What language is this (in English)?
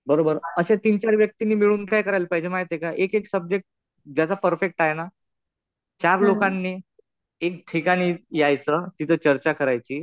Marathi